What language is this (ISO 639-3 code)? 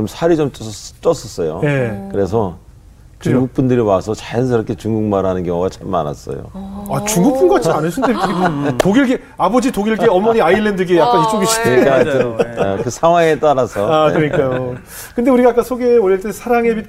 kor